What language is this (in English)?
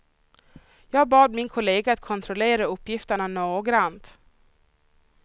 Swedish